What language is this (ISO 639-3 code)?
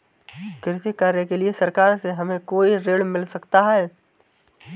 hin